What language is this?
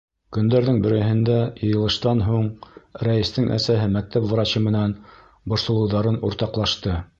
Bashkir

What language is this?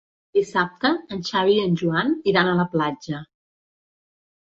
Catalan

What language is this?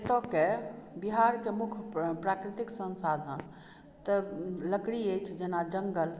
Maithili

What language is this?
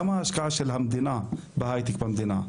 Hebrew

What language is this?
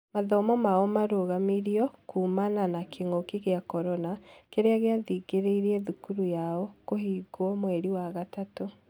Kikuyu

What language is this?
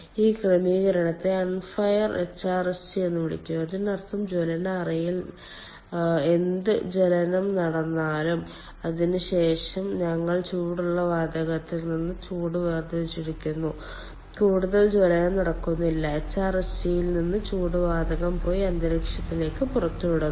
Malayalam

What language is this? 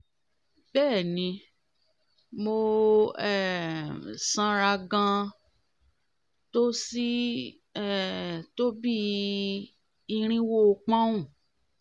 Yoruba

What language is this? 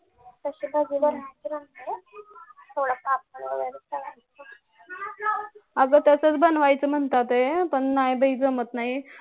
Marathi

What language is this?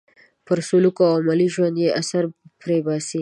Pashto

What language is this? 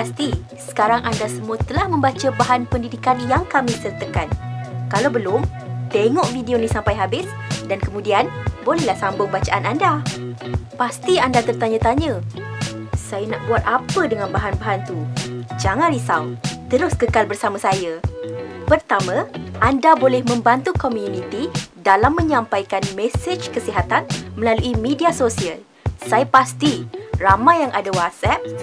Malay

